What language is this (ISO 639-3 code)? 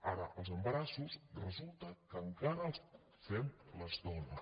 cat